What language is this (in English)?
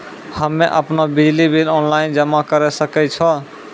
Maithili